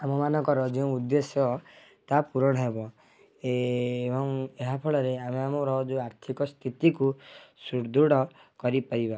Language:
Odia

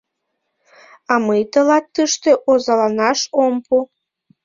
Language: Mari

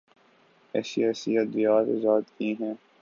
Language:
Urdu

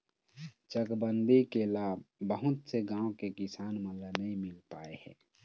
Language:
Chhattisgarhi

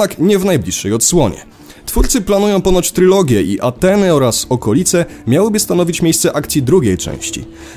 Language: Polish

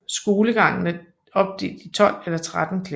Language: Danish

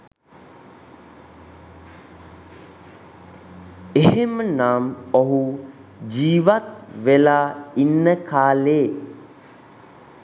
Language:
Sinhala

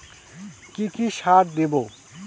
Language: Bangla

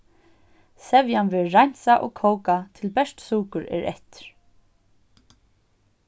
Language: Faroese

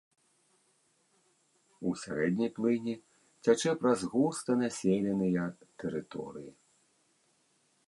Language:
Belarusian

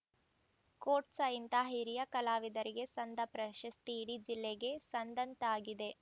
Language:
Kannada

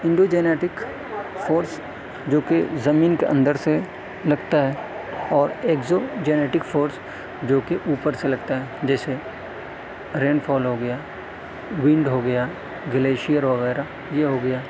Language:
Urdu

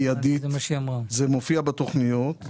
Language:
Hebrew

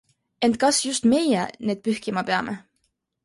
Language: Estonian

